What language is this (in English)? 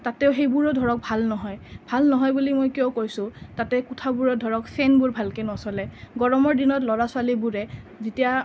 Assamese